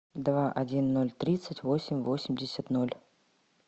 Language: Russian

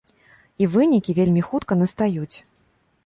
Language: Belarusian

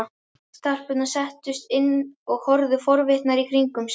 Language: Icelandic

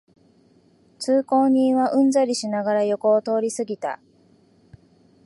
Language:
Japanese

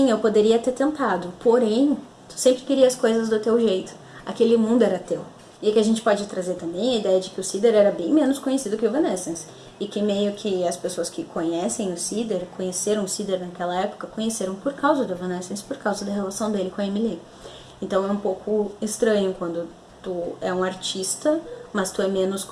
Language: Portuguese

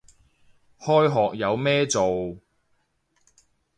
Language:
Cantonese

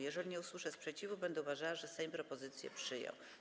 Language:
Polish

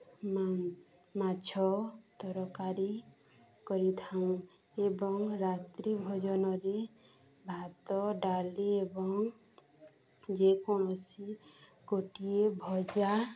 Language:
Odia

